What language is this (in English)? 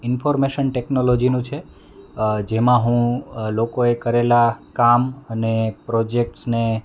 Gujarati